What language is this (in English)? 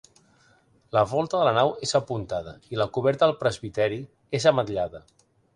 Catalan